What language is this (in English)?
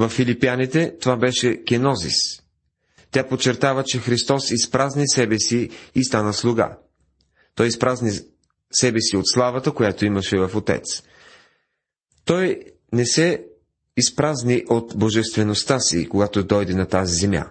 Bulgarian